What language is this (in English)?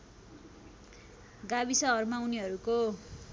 Nepali